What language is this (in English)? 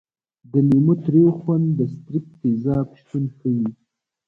Pashto